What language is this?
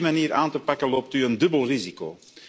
Dutch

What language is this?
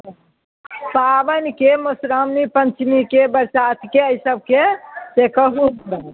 Maithili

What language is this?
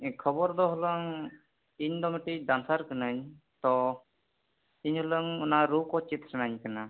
Santali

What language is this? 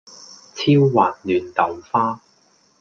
Cantonese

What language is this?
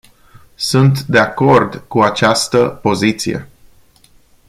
Romanian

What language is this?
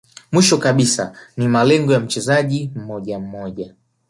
Swahili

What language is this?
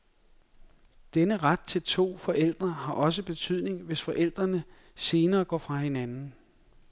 Danish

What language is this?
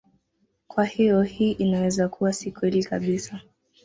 Swahili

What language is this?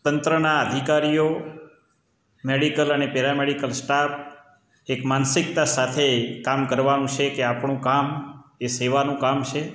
Gujarati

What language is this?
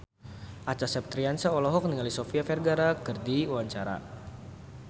Sundanese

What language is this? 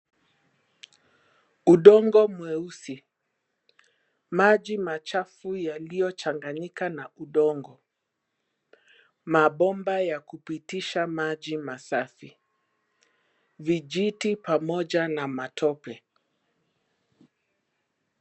Swahili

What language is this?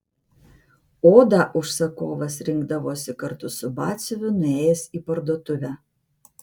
Lithuanian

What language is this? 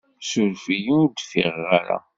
Kabyle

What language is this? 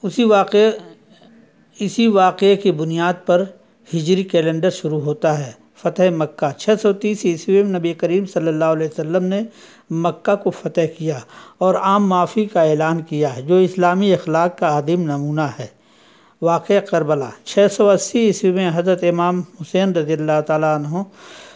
Urdu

